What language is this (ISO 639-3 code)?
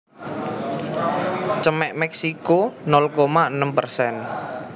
jav